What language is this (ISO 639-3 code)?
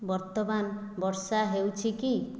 ori